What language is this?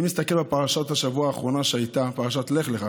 Hebrew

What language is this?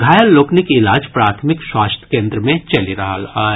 Maithili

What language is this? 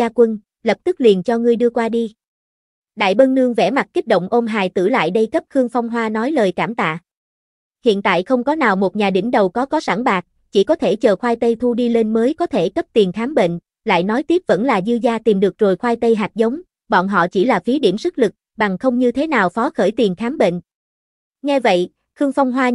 Vietnamese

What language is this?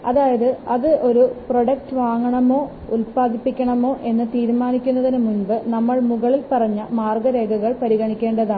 Malayalam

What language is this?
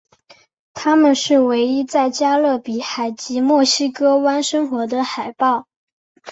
Chinese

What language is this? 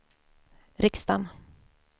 Swedish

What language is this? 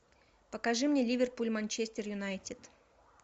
Russian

